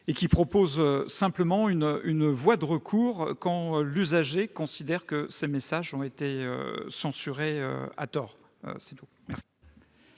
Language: French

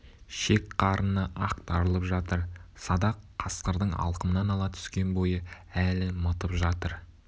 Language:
Kazakh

